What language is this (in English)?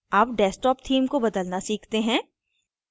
Hindi